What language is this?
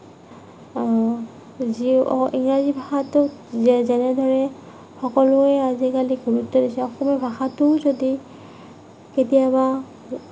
Assamese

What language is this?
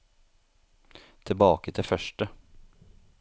Norwegian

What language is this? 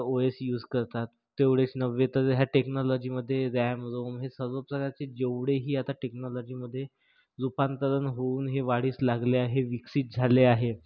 Marathi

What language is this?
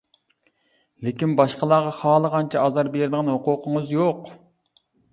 Uyghur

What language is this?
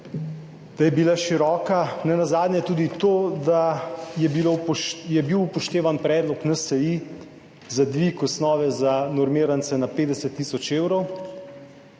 Slovenian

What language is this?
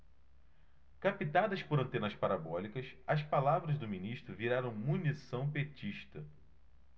Portuguese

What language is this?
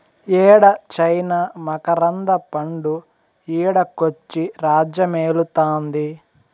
Telugu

